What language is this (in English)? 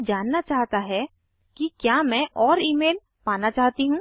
Hindi